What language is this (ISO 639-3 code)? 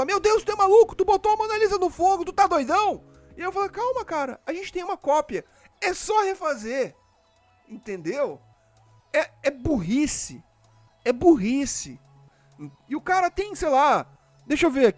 por